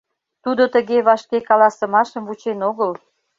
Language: Mari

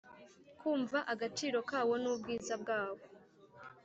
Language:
Kinyarwanda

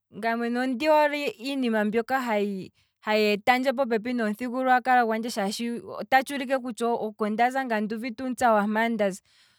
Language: Kwambi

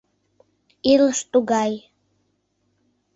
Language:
Mari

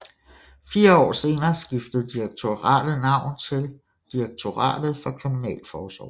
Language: Danish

